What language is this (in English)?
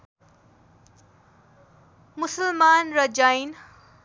Nepali